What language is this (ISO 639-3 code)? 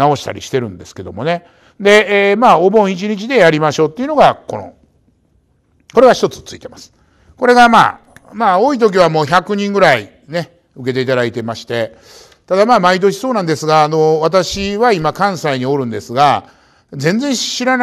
jpn